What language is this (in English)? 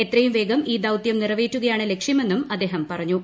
Malayalam